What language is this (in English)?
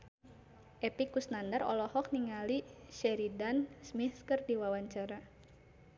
Sundanese